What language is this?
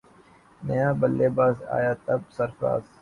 Urdu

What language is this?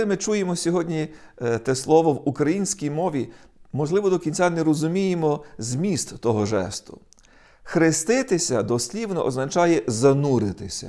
Ukrainian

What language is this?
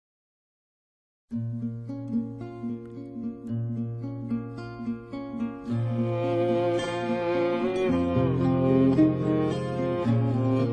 Romanian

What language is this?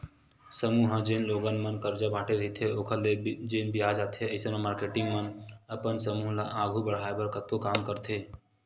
Chhattisgarhi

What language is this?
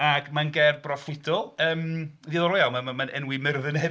Welsh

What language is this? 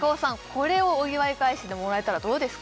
Japanese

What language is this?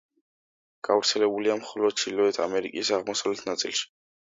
Georgian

